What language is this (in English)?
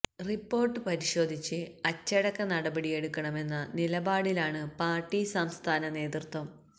Malayalam